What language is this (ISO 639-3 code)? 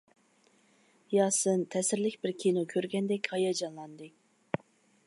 uig